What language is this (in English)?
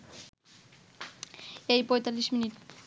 Bangla